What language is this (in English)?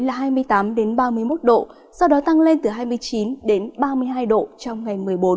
Vietnamese